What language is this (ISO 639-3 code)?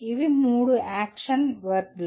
tel